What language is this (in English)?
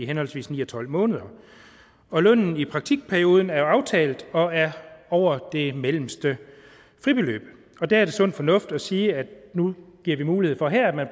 Danish